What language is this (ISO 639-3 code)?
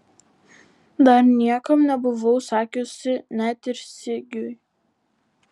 lit